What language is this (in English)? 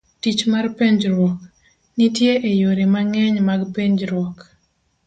Luo (Kenya and Tanzania)